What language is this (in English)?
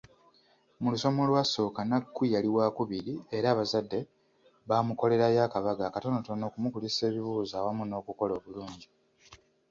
Ganda